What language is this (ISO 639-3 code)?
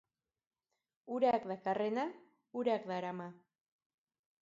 eus